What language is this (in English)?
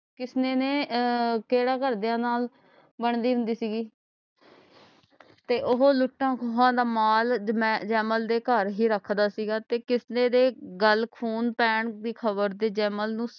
Punjabi